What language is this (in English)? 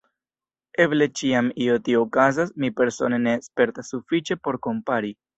Esperanto